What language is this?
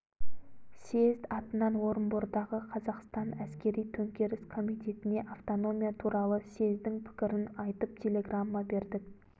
Kazakh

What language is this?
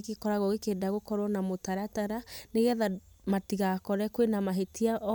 Kikuyu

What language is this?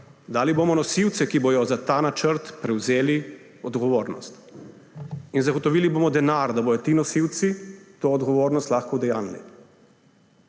Slovenian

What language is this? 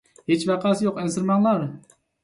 Uyghur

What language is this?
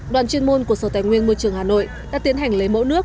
Vietnamese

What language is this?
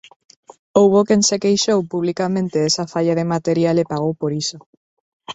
Galician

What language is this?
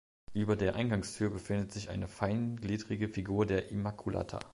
German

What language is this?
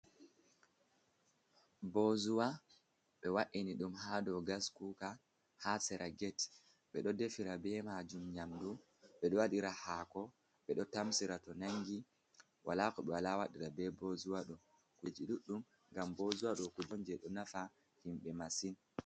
Fula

